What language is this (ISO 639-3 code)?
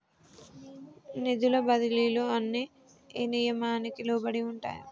tel